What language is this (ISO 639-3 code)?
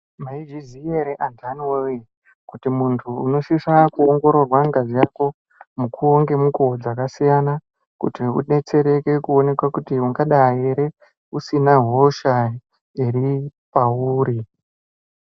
ndc